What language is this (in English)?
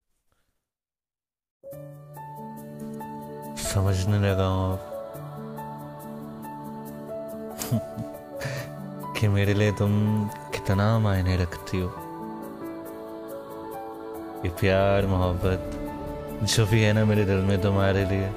Hindi